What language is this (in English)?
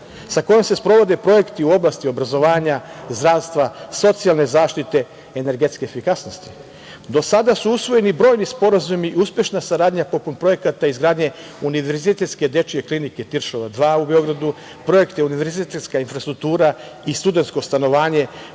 Serbian